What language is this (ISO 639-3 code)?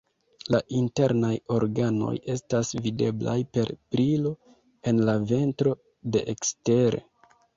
epo